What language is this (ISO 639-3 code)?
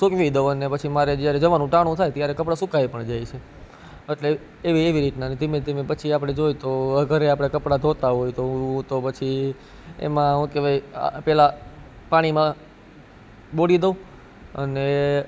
guj